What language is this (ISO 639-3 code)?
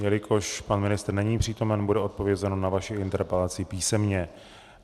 ces